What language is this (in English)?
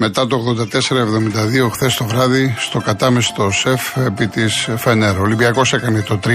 Greek